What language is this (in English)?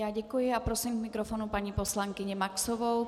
Czech